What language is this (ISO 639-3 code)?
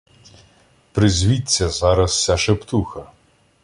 ukr